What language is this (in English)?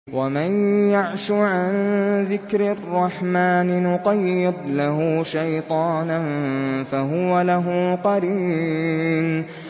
Arabic